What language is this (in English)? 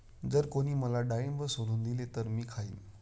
Marathi